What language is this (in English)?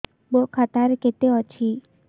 Odia